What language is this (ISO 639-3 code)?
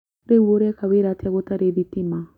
kik